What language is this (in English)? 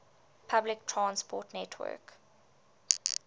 English